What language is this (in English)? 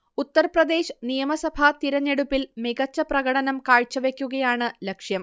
Malayalam